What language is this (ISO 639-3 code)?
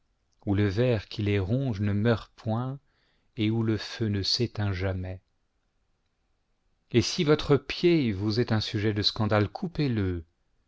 fra